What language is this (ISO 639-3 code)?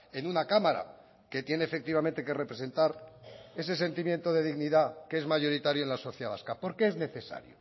spa